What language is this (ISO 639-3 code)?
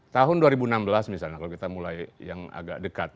ind